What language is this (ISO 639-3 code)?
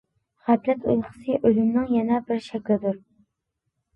uig